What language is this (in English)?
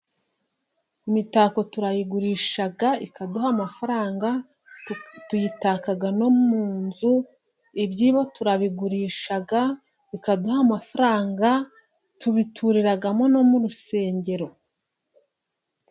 Kinyarwanda